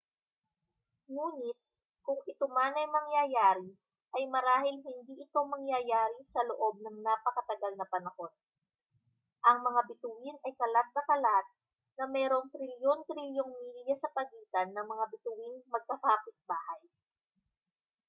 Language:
Filipino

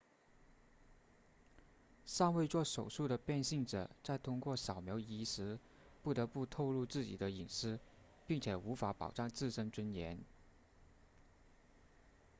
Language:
Chinese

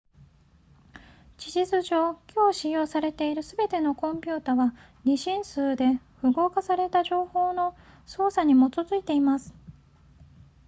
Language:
Japanese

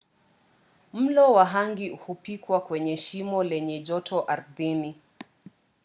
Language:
Swahili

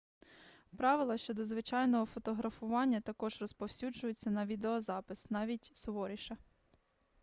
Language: Ukrainian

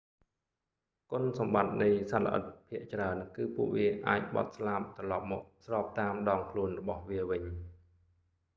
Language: Khmer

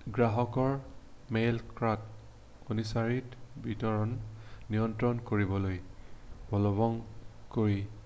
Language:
Assamese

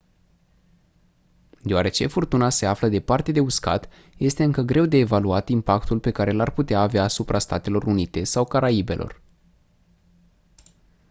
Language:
Romanian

